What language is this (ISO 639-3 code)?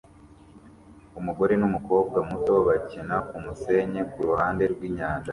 kin